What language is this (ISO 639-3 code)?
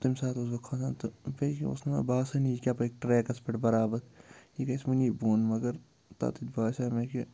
kas